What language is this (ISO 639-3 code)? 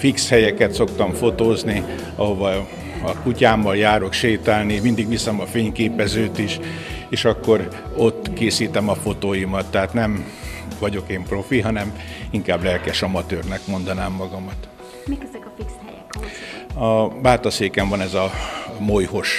hun